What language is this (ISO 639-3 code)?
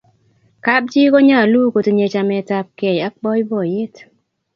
kln